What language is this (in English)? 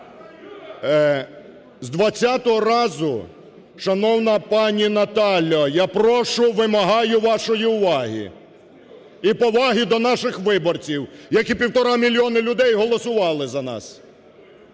Ukrainian